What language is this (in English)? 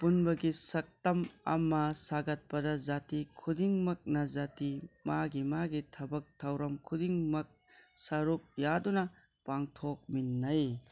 Manipuri